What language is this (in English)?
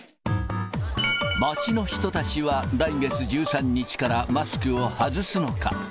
Japanese